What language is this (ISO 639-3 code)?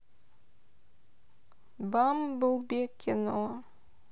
rus